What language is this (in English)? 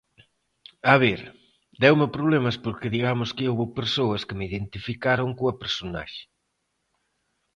Galician